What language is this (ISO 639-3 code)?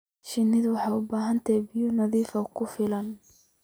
som